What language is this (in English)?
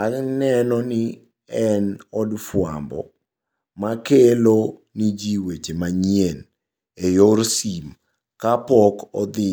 Luo (Kenya and Tanzania)